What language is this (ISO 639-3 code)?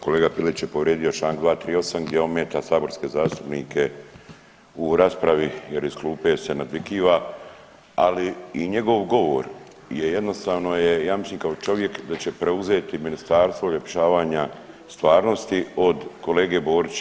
hrv